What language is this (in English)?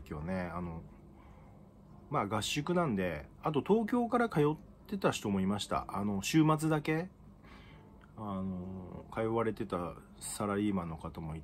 Japanese